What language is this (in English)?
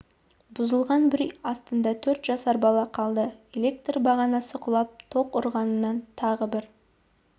Kazakh